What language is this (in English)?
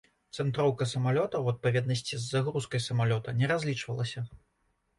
Belarusian